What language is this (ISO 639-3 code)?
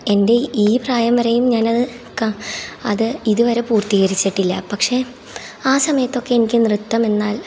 mal